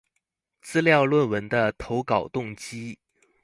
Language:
Chinese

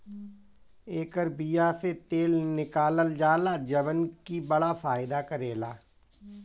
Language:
Bhojpuri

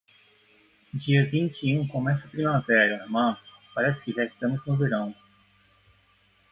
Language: Portuguese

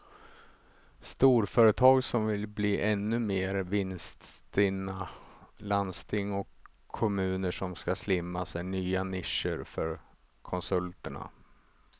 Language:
Swedish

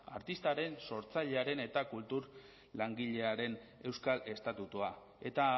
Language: Basque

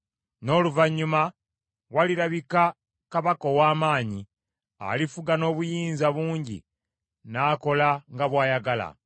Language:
Ganda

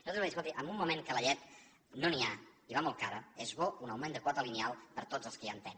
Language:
Catalan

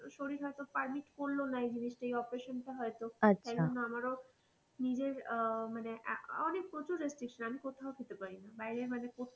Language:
Bangla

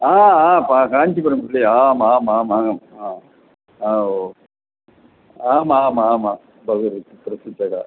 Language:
Sanskrit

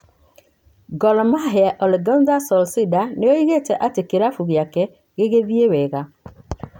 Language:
Kikuyu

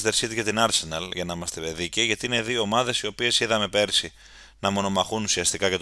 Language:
Greek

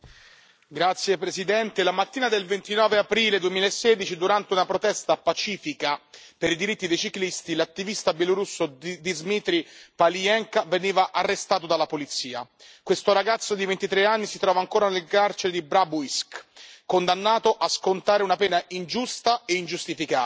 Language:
Italian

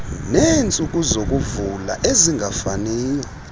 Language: Xhosa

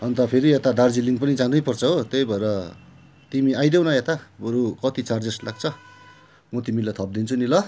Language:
Nepali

